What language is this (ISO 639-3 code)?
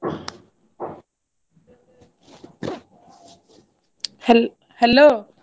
ori